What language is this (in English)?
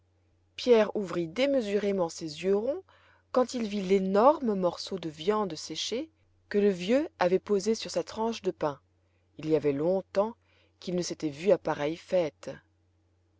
French